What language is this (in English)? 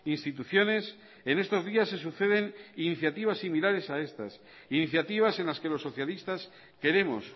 Spanish